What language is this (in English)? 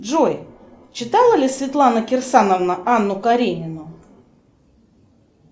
Russian